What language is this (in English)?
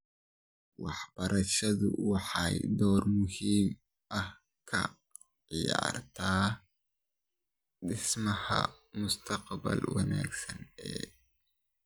Somali